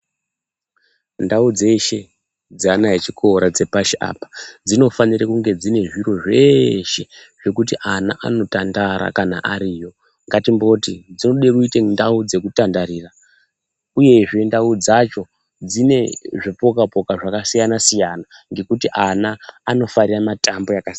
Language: Ndau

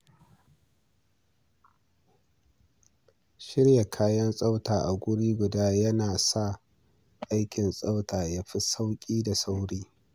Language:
Hausa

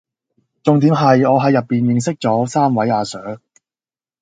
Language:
Cantonese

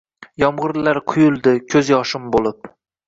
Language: Uzbek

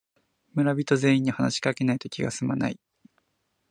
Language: Japanese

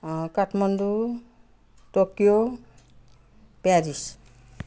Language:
Nepali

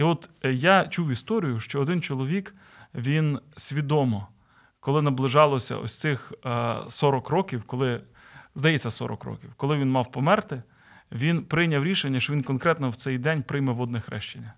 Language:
Ukrainian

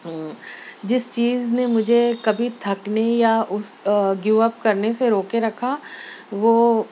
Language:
Urdu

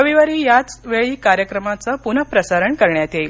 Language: Marathi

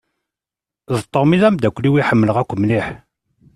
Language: Kabyle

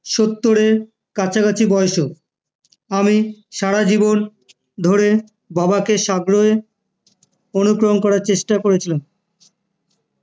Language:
Bangla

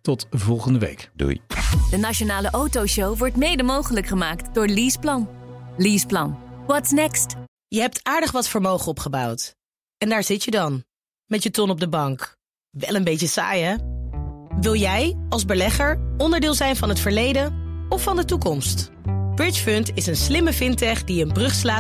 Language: Dutch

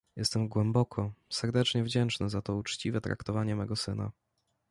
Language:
Polish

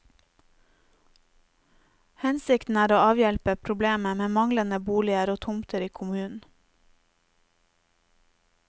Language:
Norwegian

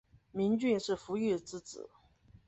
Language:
Chinese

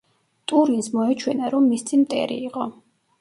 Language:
Georgian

